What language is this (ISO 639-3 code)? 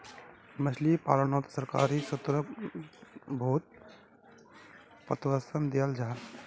mag